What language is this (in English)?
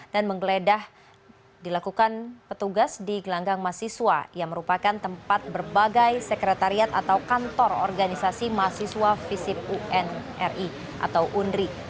Indonesian